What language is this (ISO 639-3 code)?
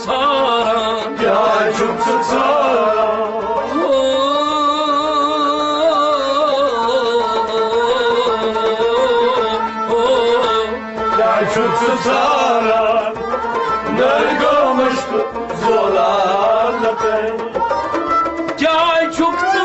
tur